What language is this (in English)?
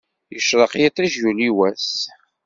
Kabyle